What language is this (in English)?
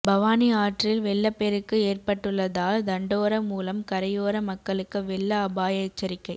Tamil